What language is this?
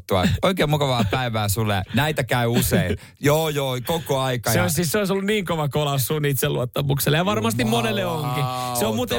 Finnish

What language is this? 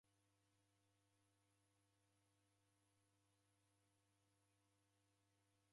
Taita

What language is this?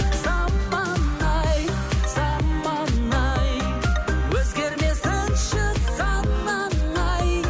Kazakh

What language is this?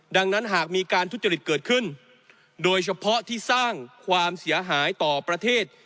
Thai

